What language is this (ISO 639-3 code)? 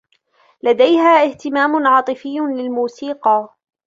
ara